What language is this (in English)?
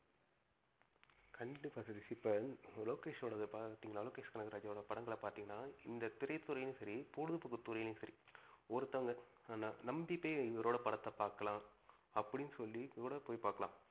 Tamil